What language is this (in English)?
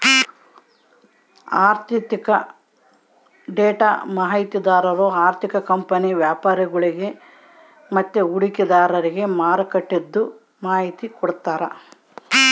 Kannada